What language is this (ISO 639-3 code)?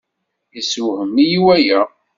kab